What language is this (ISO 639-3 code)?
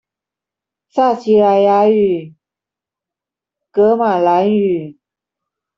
zho